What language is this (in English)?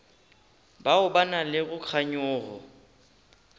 Northern Sotho